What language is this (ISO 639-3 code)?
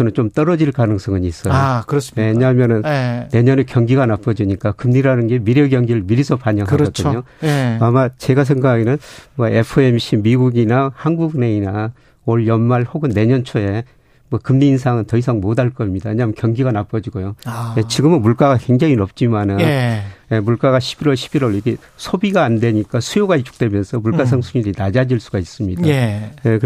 kor